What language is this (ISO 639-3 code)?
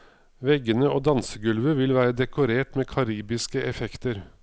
nor